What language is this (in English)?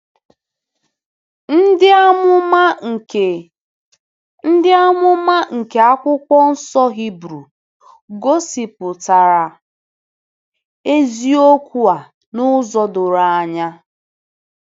Igbo